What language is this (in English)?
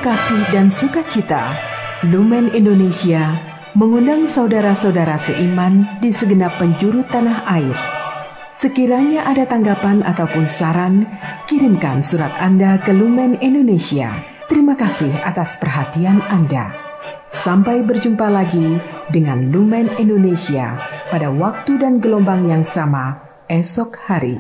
Indonesian